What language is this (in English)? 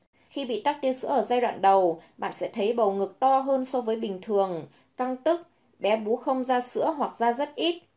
Vietnamese